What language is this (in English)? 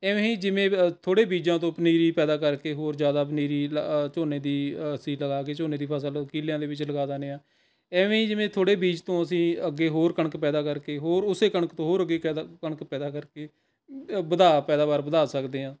Punjabi